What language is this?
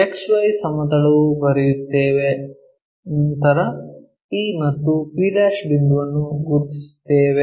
Kannada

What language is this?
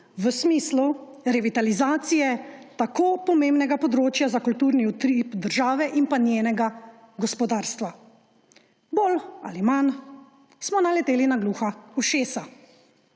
Slovenian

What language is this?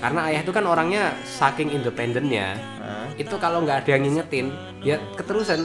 Indonesian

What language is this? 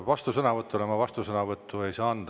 Estonian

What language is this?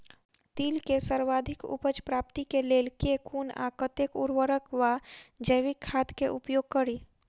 Maithili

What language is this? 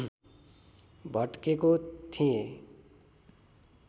Nepali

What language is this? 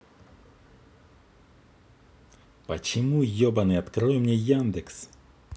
Russian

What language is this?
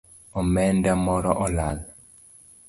Luo (Kenya and Tanzania)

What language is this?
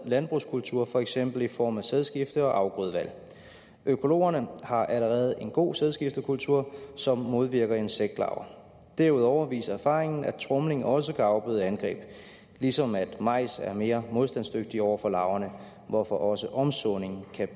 Danish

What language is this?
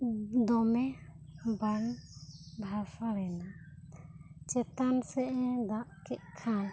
Santali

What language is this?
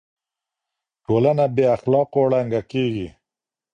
Pashto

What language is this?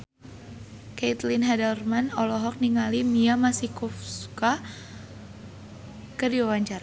Sundanese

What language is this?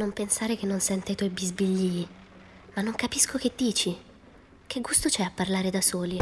Italian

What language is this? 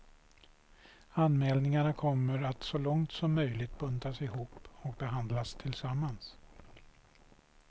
Swedish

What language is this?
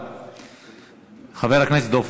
Hebrew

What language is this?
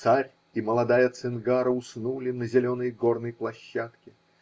Russian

